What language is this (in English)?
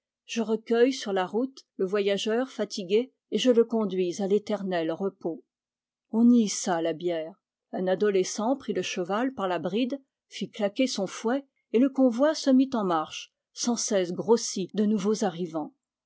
French